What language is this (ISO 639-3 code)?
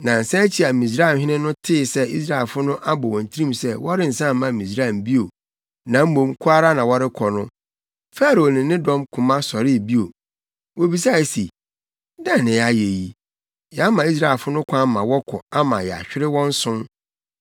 aka